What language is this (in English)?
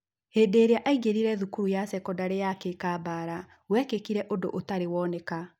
Kikuyu